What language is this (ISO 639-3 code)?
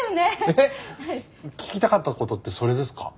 jpn